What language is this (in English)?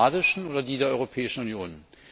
German